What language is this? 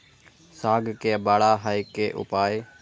Maithili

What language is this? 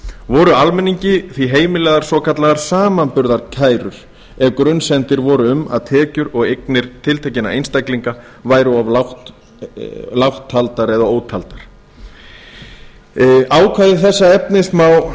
Icelandic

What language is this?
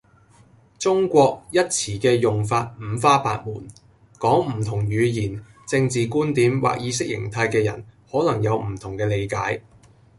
Cantonese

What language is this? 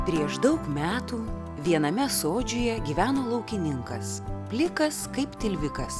Lithuanian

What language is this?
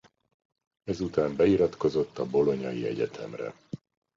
Hungarian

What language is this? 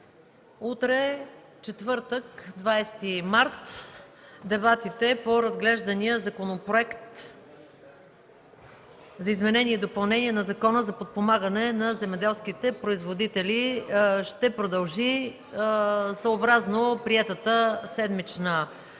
Bulgarian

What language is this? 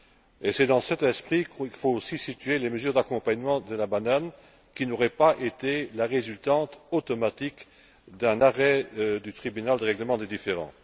French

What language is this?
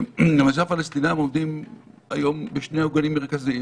Hebrew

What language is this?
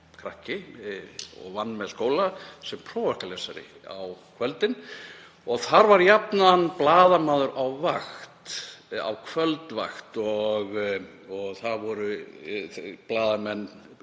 Icelandic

